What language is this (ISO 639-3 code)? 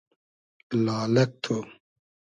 haz